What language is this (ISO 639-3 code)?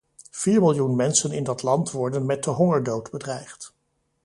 nld